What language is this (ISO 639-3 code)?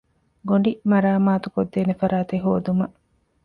div